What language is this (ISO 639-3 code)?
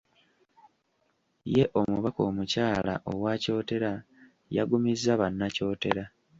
lug